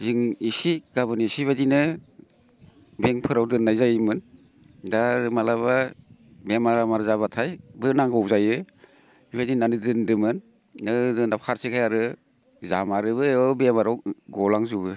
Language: Bodo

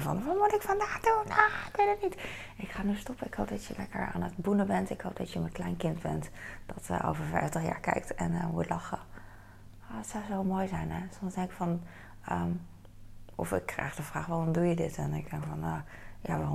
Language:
Dutch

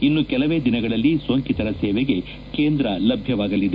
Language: Kannada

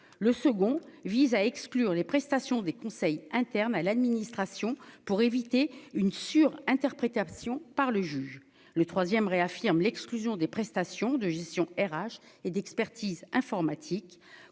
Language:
French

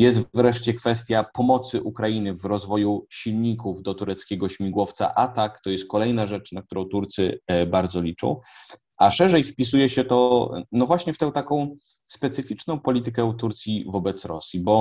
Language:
Polish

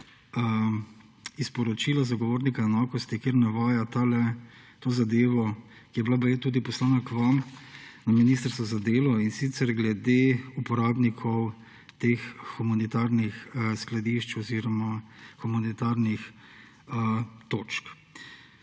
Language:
Slovenian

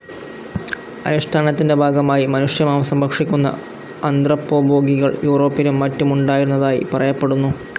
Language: Malayalam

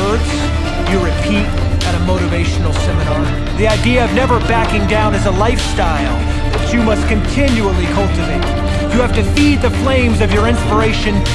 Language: English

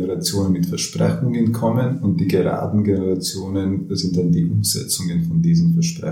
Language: German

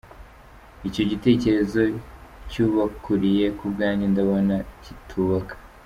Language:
Kinyarwanda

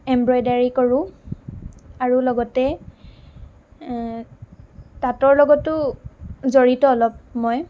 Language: Assamese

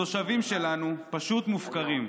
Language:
Hebrew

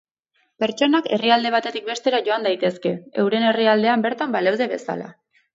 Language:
Basque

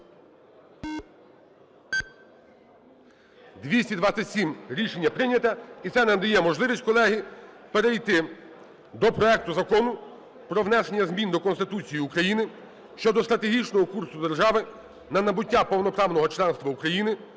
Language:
Ukrainian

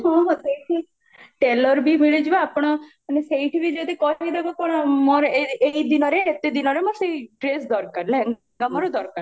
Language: Odia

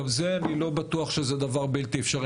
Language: Hebrew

